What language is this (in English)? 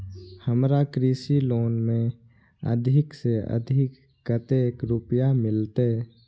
Maithili